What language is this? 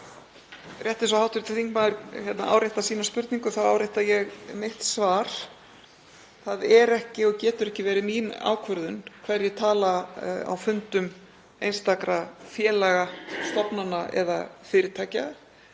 Icelandic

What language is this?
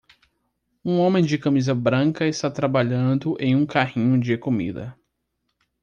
Portuguese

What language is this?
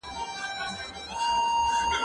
Pashto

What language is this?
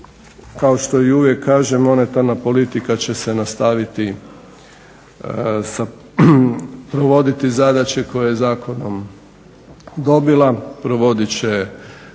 Croatian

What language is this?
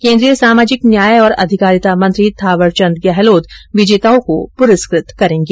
Hindi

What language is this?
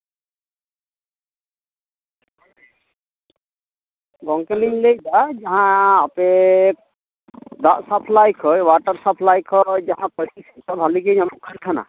Santali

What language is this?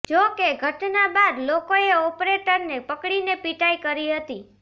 Gujarati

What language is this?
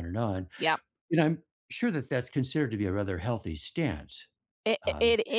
English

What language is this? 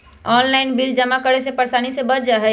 Magahi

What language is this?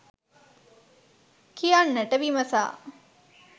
Sinhala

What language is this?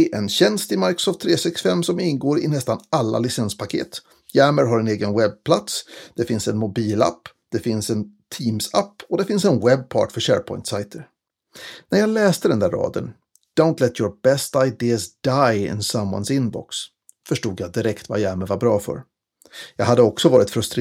Swedish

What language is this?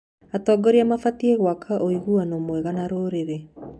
Kikuyu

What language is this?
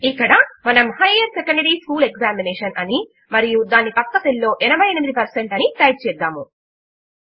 Telugu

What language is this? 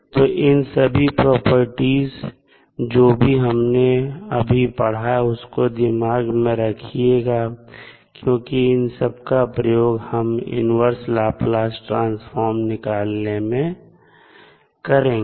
Hindi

